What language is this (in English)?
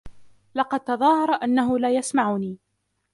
Arabic